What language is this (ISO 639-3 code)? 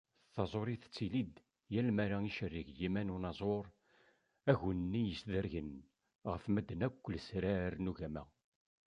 kab